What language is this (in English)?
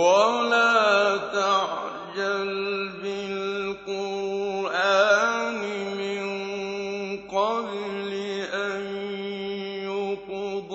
Arabic